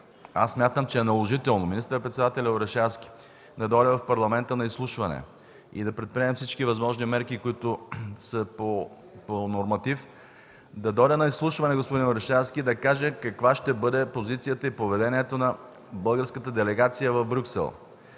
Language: Bulgarian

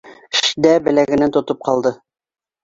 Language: Bashkir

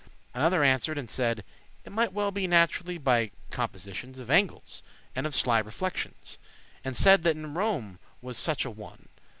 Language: English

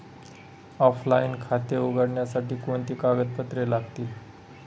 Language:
Marathi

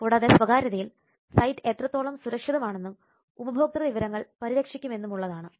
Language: Malayalam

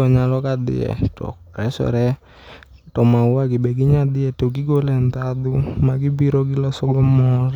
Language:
Luo (Kenya and Tanzania)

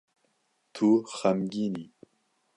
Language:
Kurdish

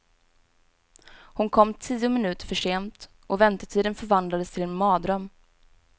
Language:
Swedish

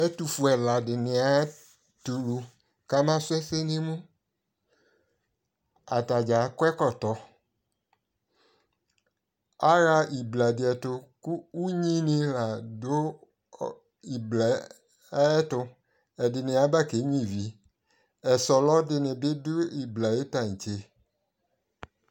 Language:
Ikposo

